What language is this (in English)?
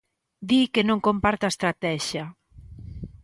Galician